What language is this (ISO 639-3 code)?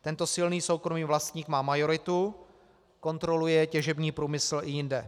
ces